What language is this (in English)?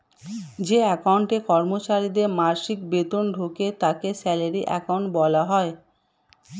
Bangla